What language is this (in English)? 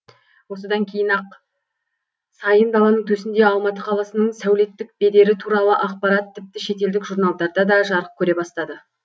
Kazakh